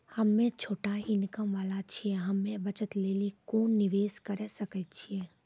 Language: Maithili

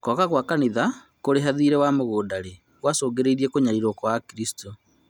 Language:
Kikuyu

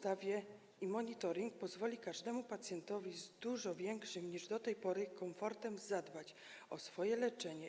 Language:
Polish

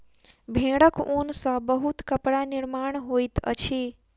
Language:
Maithili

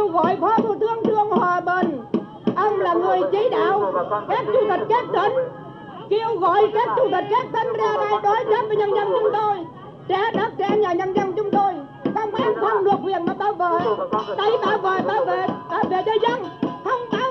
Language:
Vietnamese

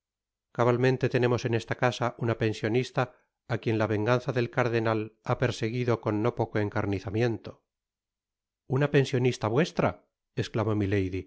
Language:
Spanish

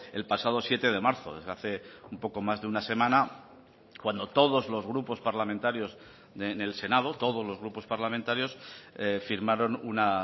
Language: Spanish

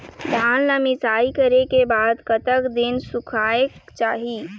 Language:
Chhattisgarhi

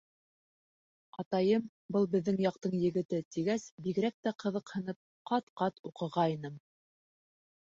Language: Bashkir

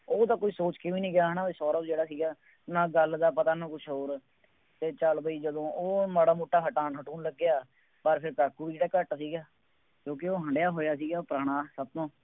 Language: Punjabi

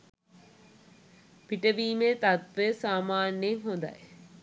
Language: Sinhala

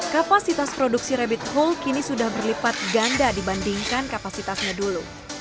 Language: Indonesian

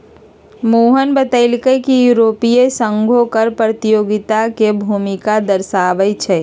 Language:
Magahi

